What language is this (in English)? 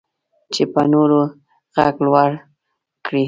Pashto